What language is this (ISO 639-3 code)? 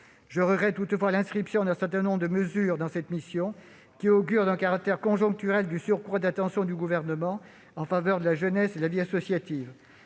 fra